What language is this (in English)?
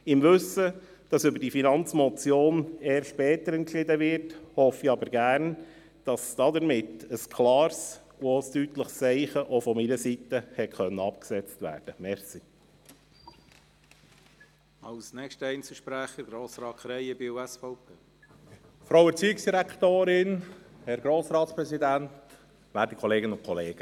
Swiss German